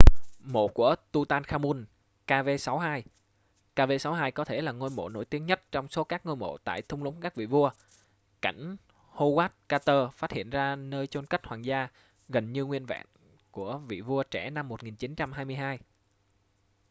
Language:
Vietnamese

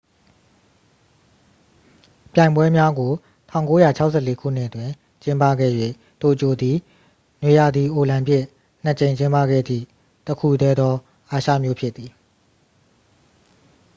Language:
Burmese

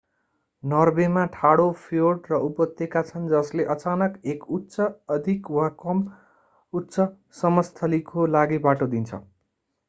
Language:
Nepali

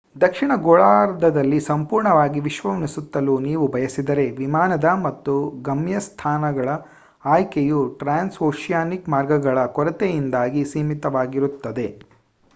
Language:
Kannada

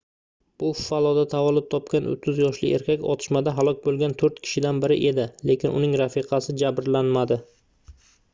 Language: Uzbek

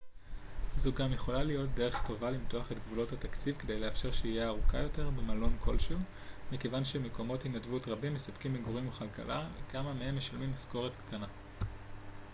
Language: Hebrew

